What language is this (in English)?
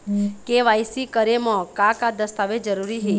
Chhattisgarhi